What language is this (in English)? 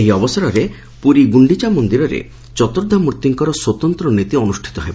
Odia